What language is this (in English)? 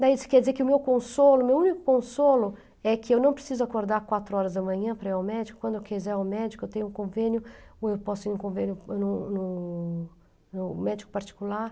Portuguese